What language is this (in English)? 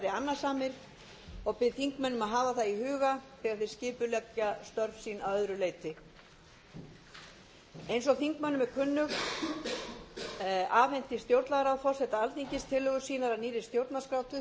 Icelandic